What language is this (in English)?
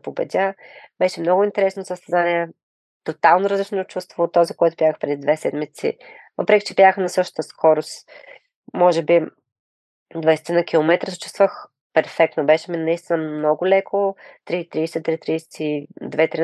Bulgarian